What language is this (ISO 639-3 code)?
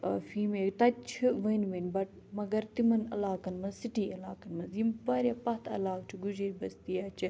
kas